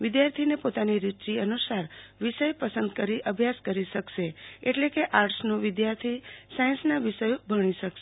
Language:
Gujarati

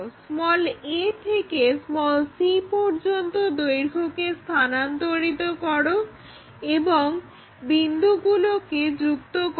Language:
Bangla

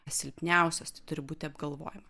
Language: Lithuanian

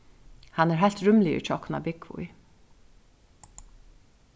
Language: Faroese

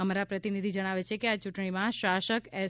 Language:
Gujarati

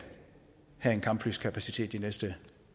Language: Danish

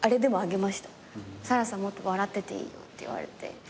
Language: Japanese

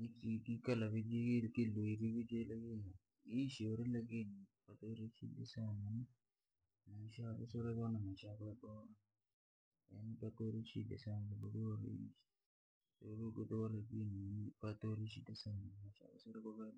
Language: Langi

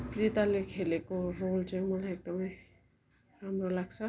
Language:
Nepali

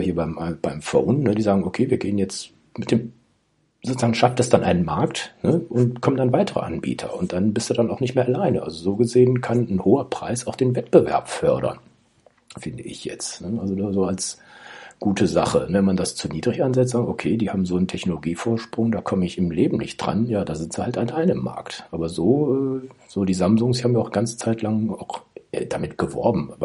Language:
German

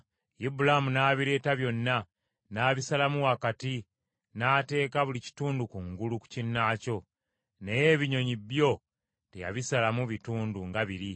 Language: Ganda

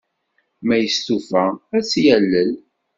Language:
Kabyle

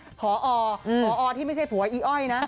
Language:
Thai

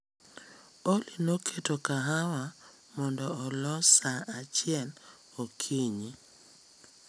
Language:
Luo (Kenya and Tanzania)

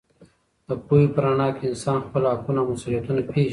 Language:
Pashto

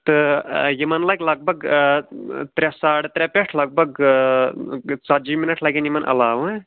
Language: Kashmiri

